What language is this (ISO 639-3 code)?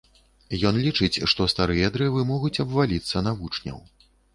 bel